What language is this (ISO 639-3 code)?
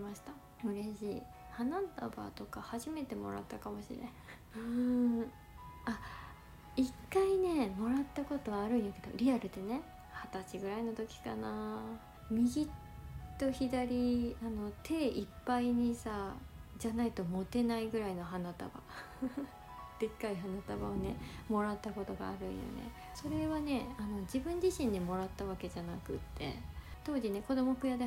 jpn